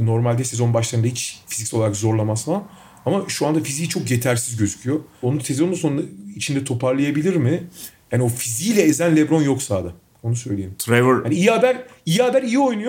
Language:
Turkish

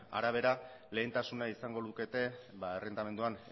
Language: Basque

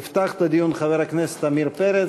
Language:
Hebrew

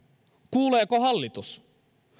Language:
Finnish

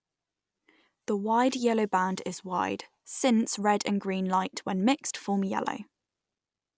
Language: English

